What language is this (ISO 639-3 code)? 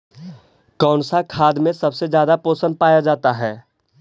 mag